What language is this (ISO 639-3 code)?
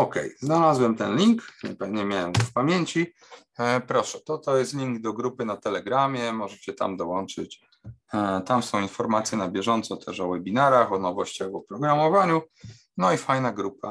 pol